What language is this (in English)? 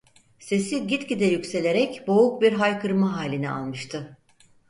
Turkish